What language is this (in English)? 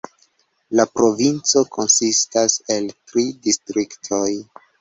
Esperanto